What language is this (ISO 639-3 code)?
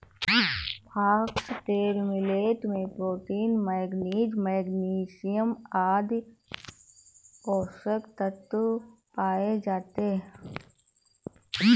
hin